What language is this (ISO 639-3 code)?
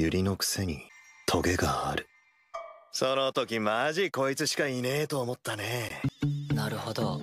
jpn